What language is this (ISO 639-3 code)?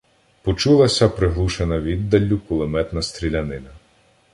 ukr